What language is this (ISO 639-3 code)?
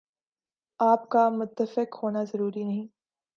urd